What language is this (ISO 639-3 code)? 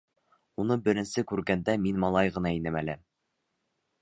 bak